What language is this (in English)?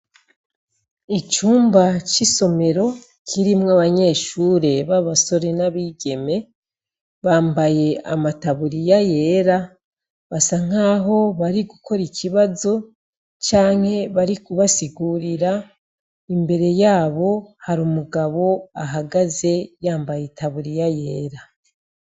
Rundi